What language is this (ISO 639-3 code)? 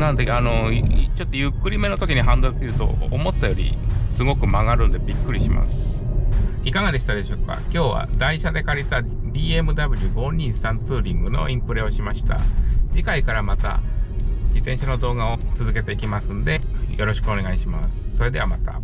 jpn